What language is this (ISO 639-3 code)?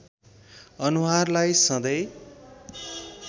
nep